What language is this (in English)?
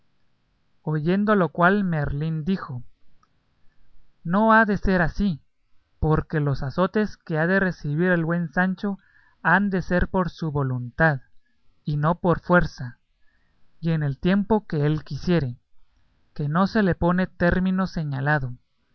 Spanish